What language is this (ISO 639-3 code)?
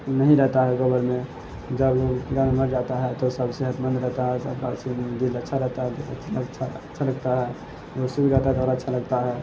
urd